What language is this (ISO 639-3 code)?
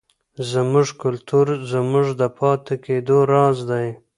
pus